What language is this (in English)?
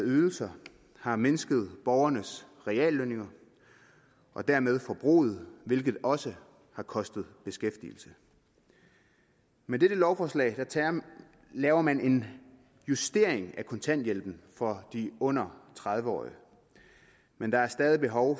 Danish